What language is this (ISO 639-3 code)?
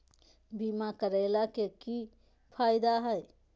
mag